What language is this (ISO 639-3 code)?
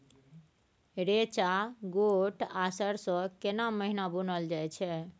mai